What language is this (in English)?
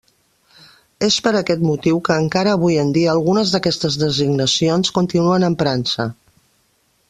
Catalan